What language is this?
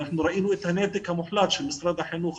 Hebrew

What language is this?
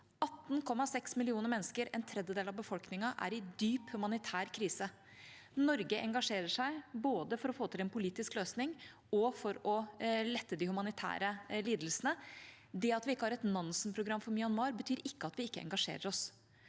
Norwegian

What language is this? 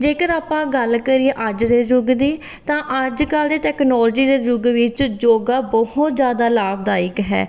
Punjabi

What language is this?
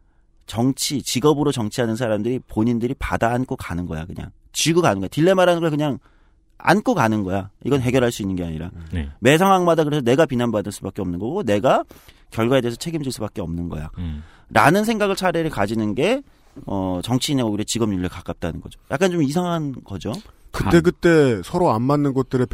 Korean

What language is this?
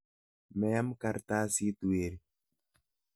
Kalenjin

